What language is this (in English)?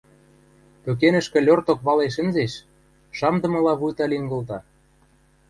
Western Mari